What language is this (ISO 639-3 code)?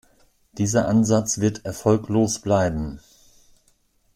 deu